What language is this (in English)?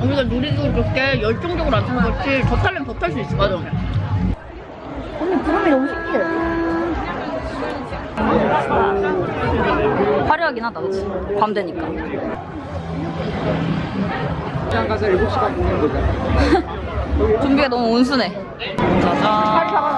Korean